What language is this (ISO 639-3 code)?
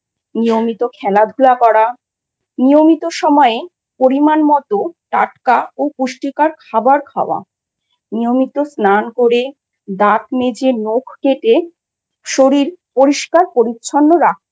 ben